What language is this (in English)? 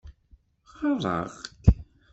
Kabyle